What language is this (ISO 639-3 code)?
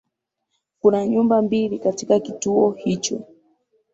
swa